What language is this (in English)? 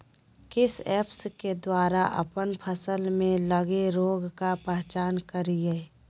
Magahi